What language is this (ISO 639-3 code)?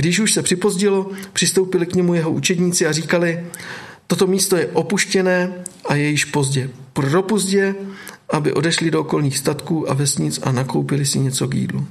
ces